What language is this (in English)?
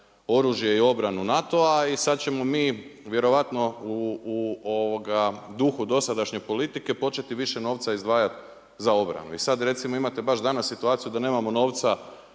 Croatian